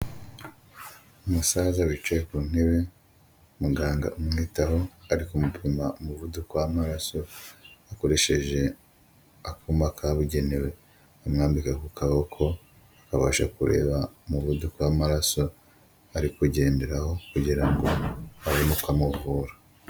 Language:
Kinyarwanda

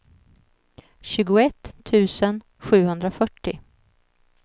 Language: Swedish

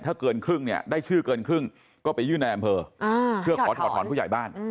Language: Thai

